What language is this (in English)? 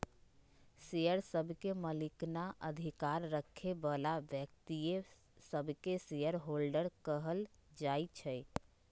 Magahi